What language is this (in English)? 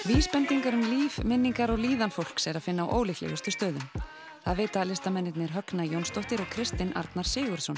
Icelandic